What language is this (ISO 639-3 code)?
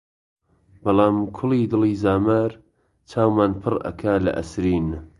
ckb